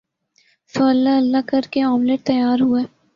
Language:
Urdu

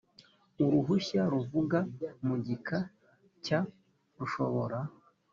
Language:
Kinyarwanda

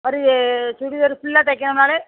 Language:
Tamil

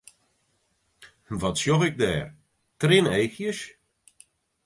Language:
Western Frisian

